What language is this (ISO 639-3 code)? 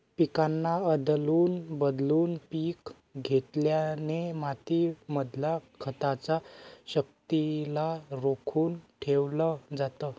mar